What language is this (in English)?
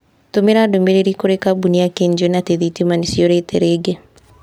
Kikuyu